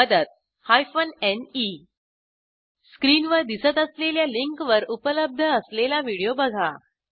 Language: Marathi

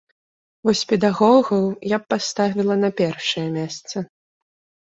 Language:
Belarusian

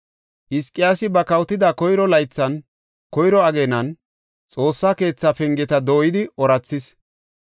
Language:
Gofa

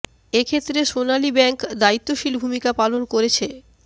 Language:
Bangla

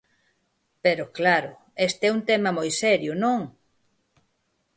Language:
Galician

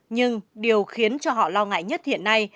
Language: Vietnamese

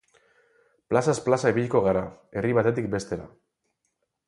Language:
Basque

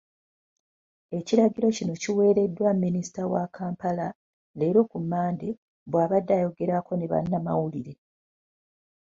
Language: Ganda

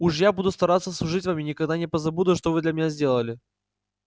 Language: Russian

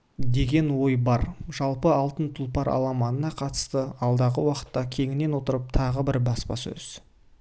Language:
Kazakh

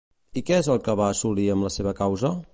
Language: Catalan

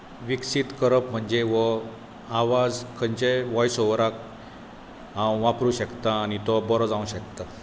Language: Konkani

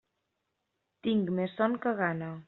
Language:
Catalan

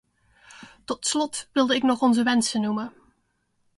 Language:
Dutch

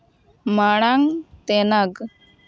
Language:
Santali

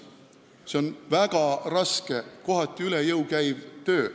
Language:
Estonian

